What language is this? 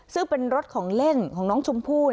Thai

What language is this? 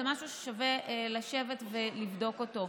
Hebrew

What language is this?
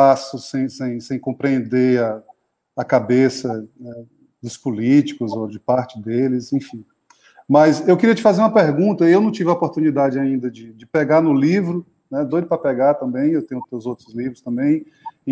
Portuguese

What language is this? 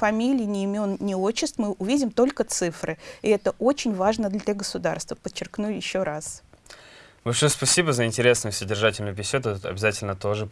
Russian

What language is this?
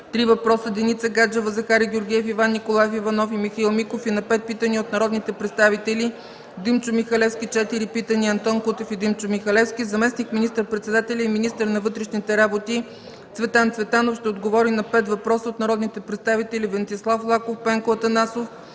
Bulgarian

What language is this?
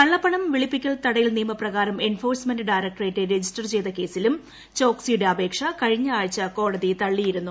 Malayalam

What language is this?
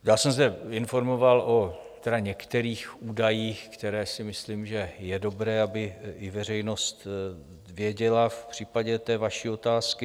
Czech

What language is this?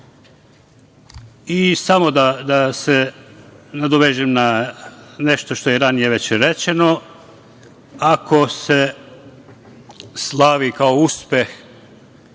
Serbian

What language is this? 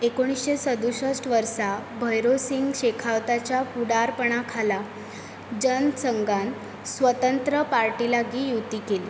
Konkani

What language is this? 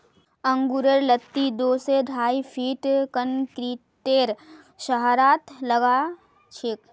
Magahi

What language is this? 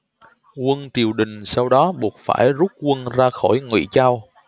Vietnamese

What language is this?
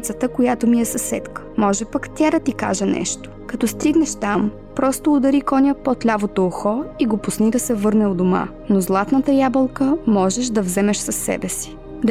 Bulgarian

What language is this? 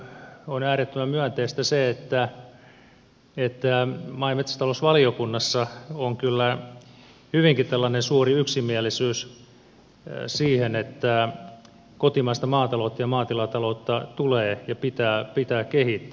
Finnish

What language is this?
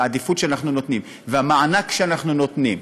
Hebrew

